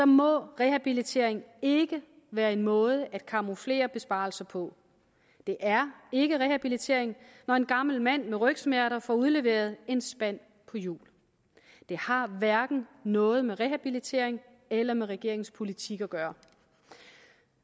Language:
Danish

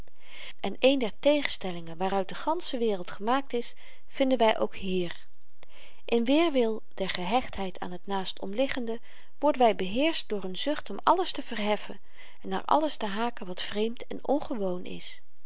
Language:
Dutch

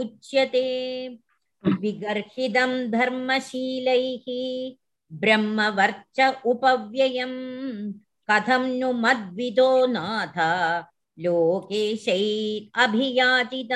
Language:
Tamil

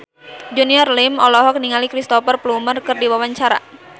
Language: Sundanese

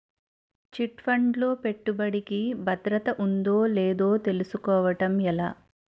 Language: Telugu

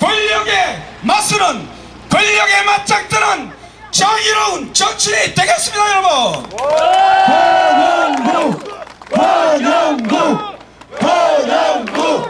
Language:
Korean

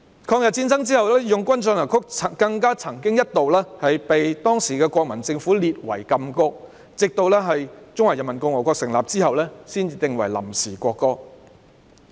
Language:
Cantonese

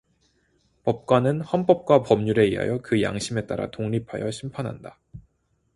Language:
Korean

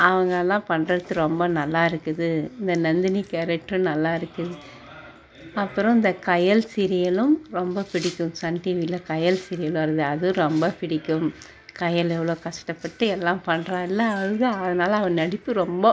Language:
Tamil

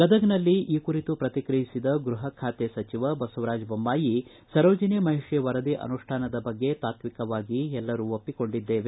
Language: Kannada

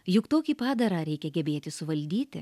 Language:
Lithuanian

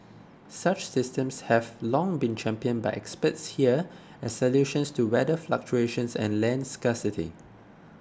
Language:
English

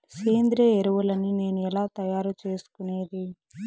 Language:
Telugu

